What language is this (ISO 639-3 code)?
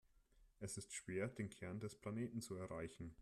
deu